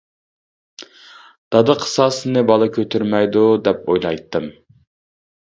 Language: Uyghur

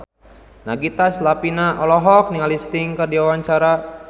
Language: Sundanese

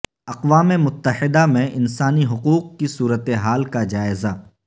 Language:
Urdu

